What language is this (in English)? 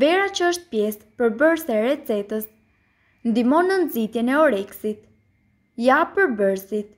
Romanian